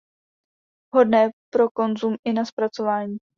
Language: Czech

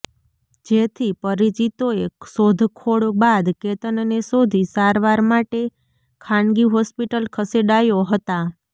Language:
Gujarati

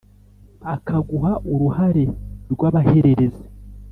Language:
Kinyarwanda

